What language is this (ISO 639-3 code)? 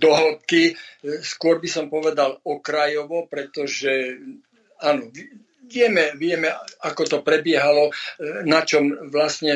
slk